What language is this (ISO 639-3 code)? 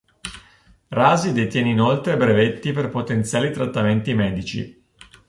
ita